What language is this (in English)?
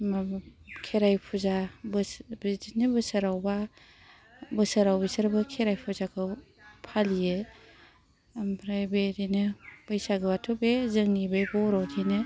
Bodo